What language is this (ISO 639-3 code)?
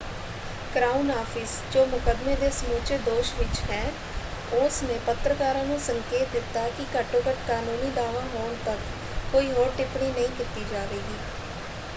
pan